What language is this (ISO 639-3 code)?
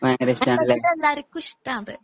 mal